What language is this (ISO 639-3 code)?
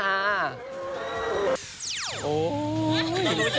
tha